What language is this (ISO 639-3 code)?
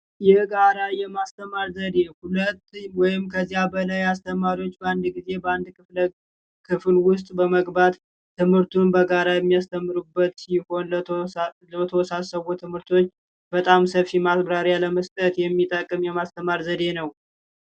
amh